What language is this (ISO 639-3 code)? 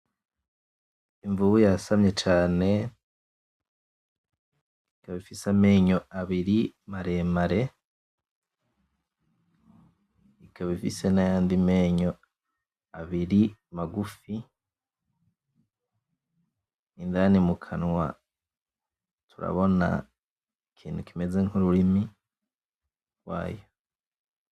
run